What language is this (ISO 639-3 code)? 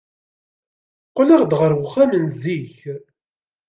kab